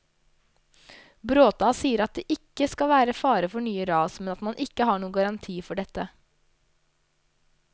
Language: Norwegian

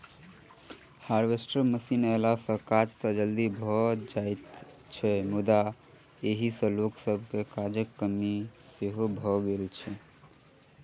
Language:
Maithili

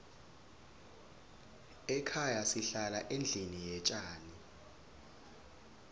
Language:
Swati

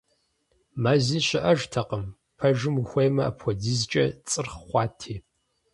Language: Kabardian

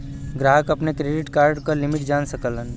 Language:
Bhojpuri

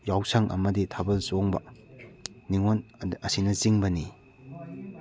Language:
Manipuri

